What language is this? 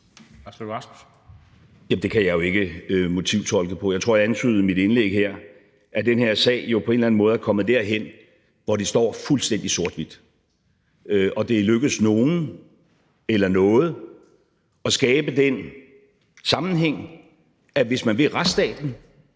Danish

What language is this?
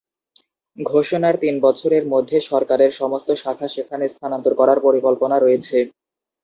Bangla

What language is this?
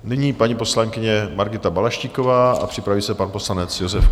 Czech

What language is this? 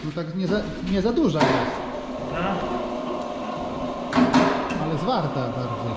Polish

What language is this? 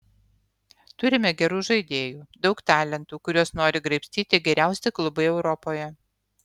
Lithuanian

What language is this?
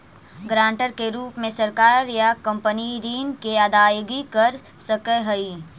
Magahi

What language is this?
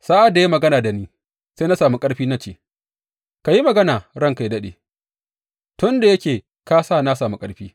Hausa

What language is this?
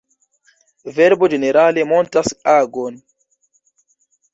Esperanto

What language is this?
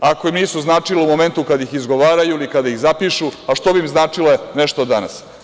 Serbian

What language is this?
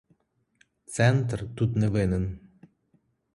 Ukrainian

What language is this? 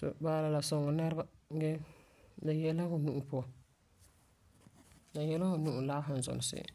Frafra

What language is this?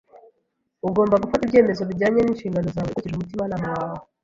Kinyarwanda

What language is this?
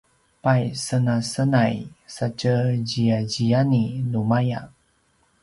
Paiwan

